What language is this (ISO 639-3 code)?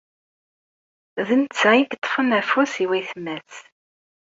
kab